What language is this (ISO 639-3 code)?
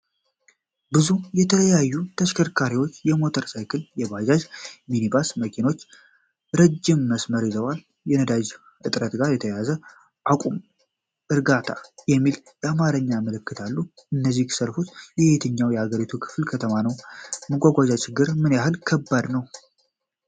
amh